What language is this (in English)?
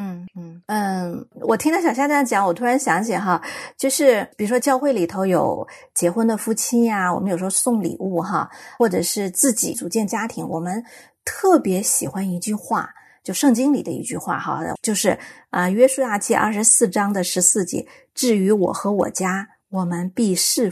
Chinese